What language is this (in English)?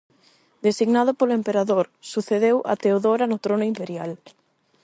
Galician